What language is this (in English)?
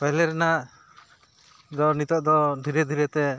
Santali